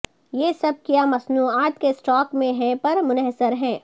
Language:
Urdu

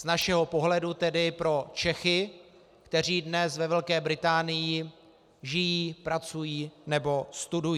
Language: Czech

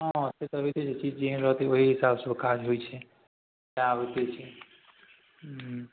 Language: Maithili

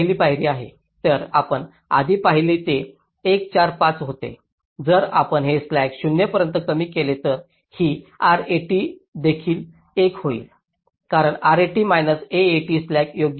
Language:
Marathi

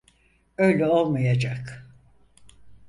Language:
Turkish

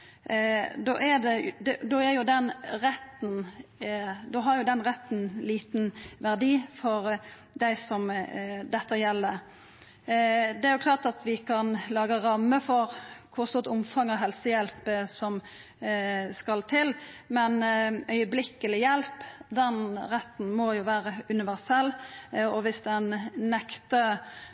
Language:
Norwegian Nynorsk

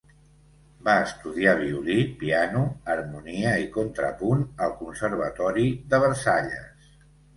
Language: Catalan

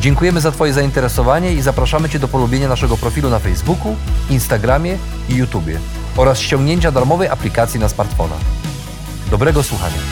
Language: Polish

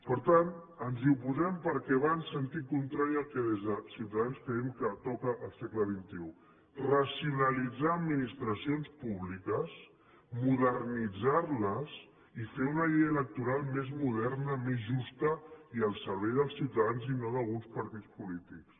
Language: Catalan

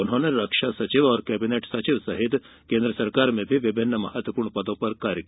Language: Hindi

